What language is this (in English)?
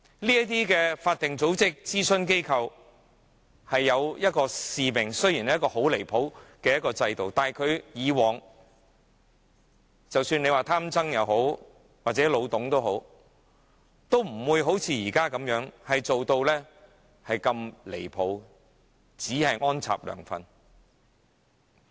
Cantonese